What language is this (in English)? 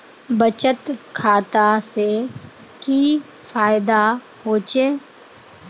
Magahi